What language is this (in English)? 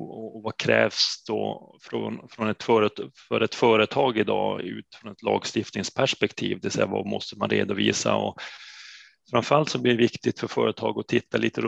Swedish